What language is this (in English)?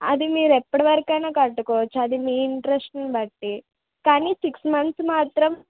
Telugu